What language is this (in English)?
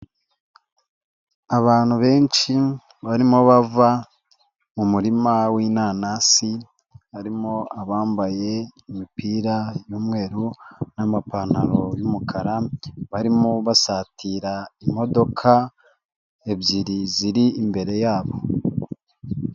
Kinyarwanda